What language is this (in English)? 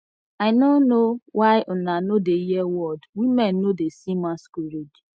Nigerian Pidgin